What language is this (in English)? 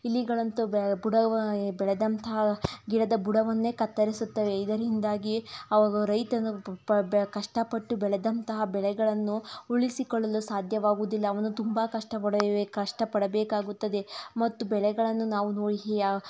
Kannada